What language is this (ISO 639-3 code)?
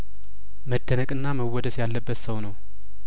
amh